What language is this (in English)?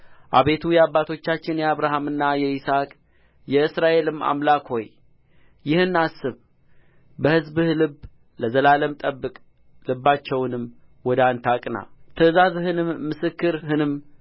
Amharic